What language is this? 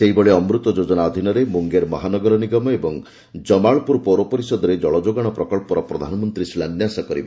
Odia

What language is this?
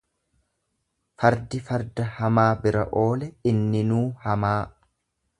Oromo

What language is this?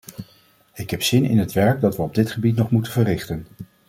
Dutch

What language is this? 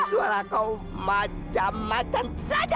Indonesian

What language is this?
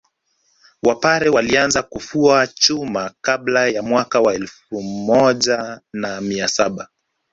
Swahili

